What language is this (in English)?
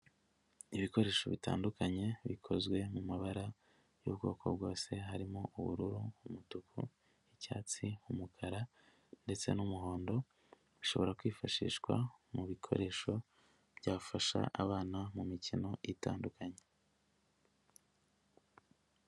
Kinyarwanda